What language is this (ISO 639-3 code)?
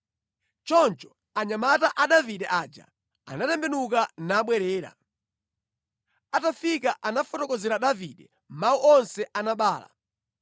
nya